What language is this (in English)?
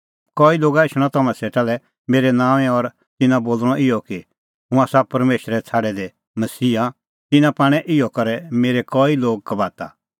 Kullu Pahari